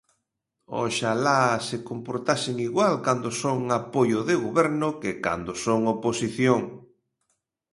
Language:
Galician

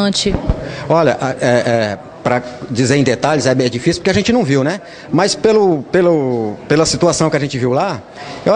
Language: Portuguese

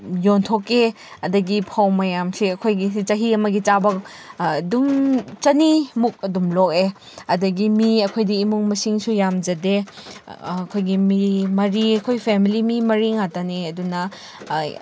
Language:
Manipuri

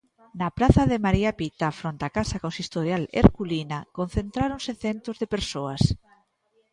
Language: Galician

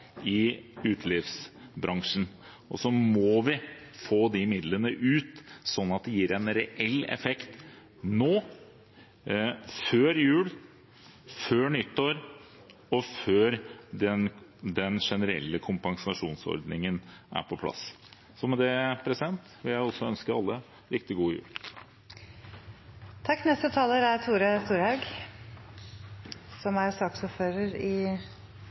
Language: Norwegian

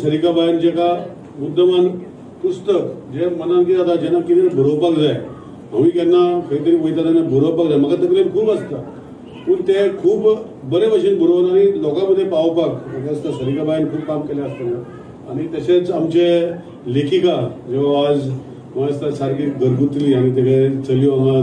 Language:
Hindi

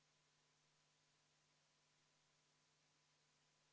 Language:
Estonian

